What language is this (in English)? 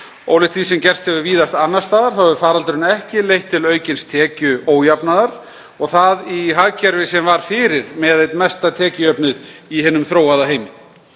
Icelandic